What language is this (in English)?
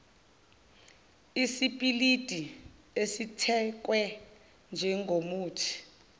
Zulu